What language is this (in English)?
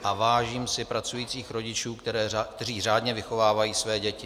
Czech